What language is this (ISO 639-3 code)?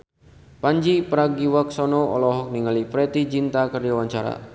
sun